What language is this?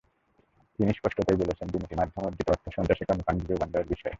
Bangla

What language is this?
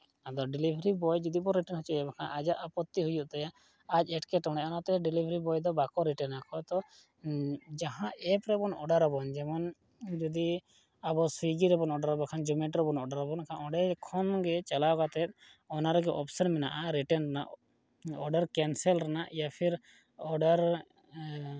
Santali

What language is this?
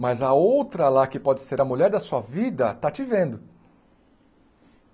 Portuguese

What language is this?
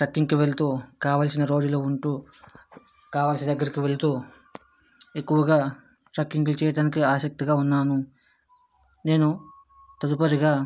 Telugu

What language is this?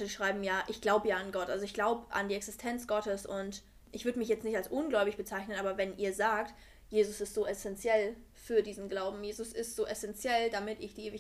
German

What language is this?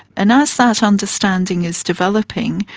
English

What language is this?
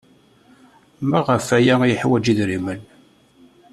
Kabyle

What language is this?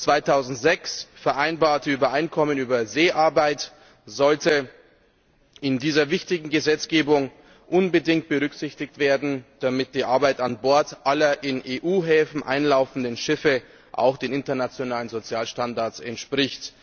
German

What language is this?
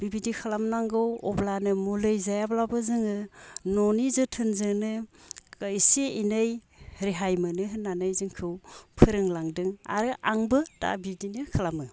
Bodo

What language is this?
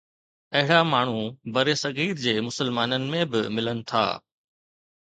Sindhi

